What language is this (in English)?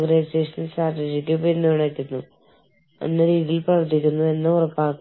Malayalam